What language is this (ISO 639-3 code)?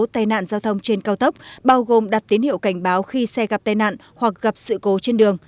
vie